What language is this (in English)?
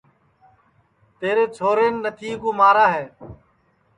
Sansi